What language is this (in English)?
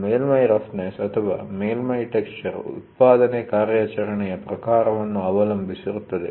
Kannada